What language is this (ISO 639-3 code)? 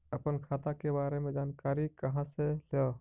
mag